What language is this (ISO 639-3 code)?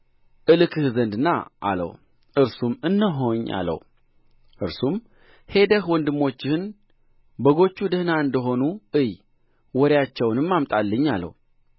amh